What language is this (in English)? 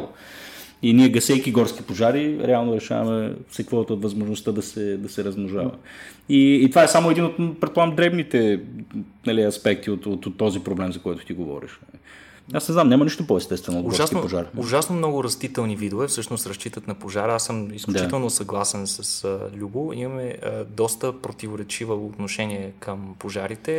Bulgarian